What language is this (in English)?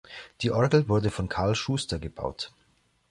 German